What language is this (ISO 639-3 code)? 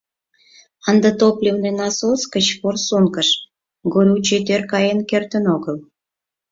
chm